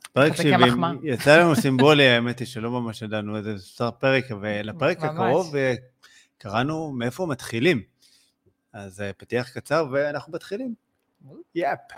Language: Hebrew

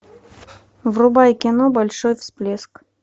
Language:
Russian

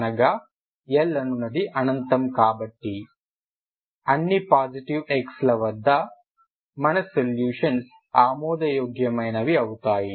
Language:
Telugu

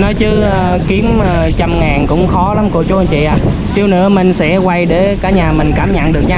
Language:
Vietnamese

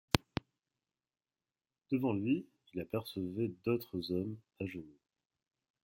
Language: French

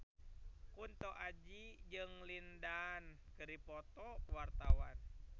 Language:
Sundanese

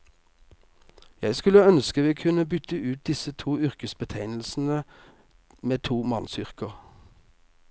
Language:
Norwegian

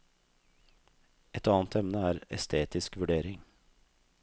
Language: Norwegian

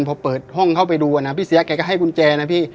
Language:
Thai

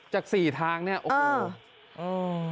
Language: Thai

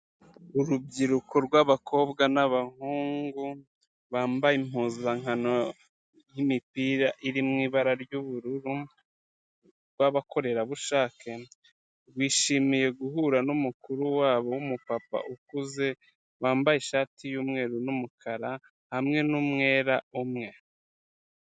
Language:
Kinyarwanda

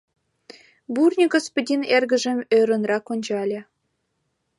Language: Mari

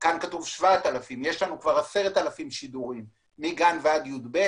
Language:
Hebrew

